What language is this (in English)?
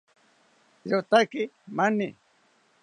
South Ucayali Ashéninka